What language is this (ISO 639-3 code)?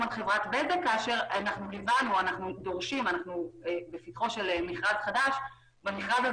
heb